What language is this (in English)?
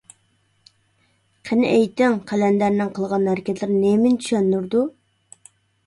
Uyghur